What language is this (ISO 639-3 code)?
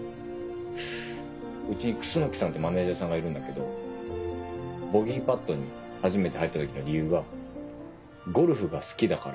jpn